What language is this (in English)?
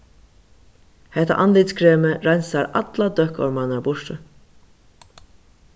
Faroese